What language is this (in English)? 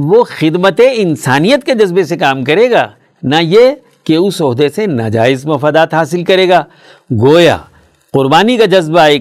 Urdu